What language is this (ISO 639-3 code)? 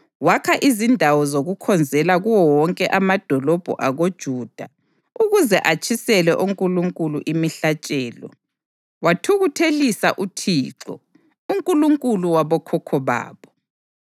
nde